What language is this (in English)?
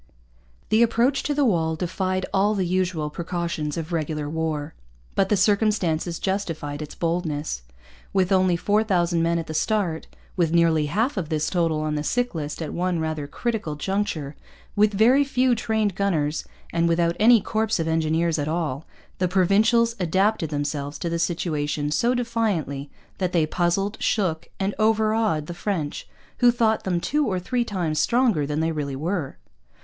English